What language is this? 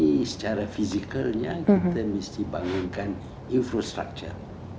Indonesian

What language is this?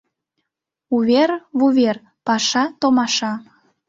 Mari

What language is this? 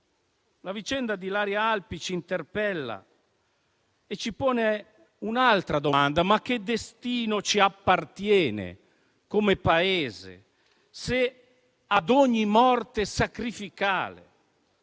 Italian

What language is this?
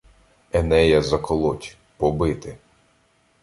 Ukrainian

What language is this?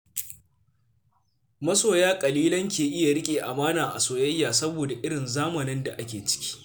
Hausa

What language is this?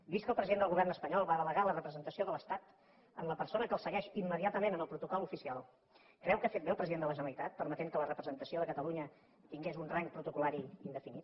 Catalan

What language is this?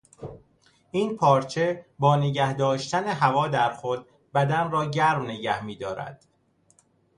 Persian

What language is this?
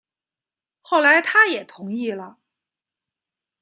Chinese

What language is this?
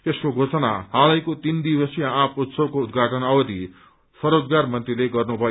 Nepali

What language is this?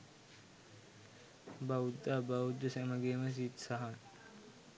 Sinhala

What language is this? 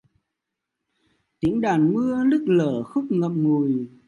Vietnamese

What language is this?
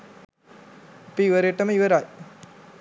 Sinhala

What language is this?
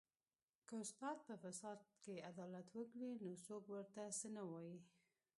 Pashto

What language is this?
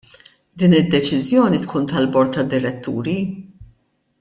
Maltese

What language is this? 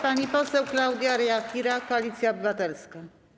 Polish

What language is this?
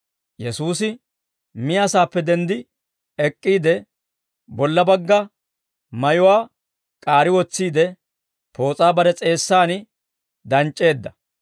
Dawro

